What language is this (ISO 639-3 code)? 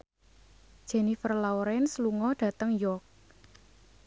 jav